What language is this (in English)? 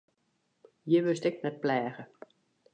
Western Frisian